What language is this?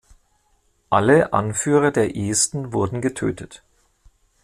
German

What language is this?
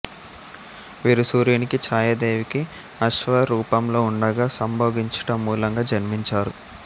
Telugu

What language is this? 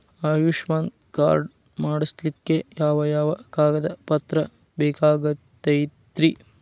Kannada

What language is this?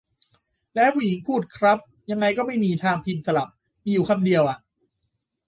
Thai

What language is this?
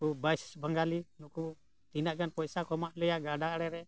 Santali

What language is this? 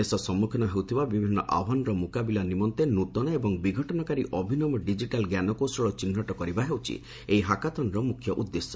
Odia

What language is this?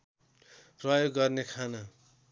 Nepali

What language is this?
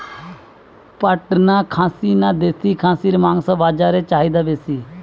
Bangla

